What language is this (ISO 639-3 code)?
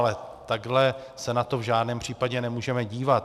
ces